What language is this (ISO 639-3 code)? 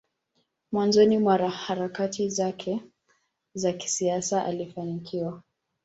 swa